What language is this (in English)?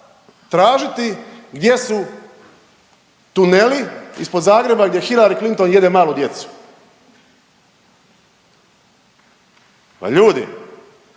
Croatian